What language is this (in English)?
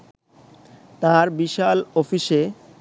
Bangla